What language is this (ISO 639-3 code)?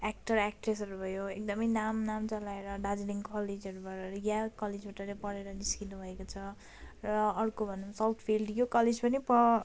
nep